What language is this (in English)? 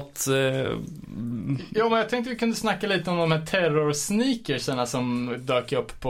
Swedish